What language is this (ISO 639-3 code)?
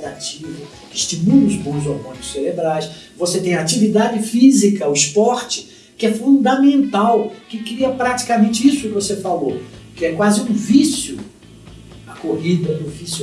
por